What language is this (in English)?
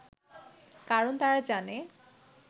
Bangla